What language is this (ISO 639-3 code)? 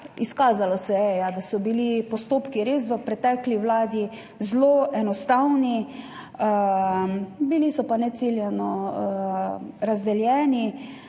slv